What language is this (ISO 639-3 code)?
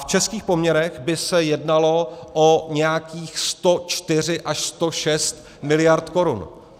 ces